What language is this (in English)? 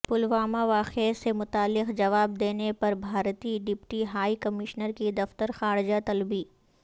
Urdu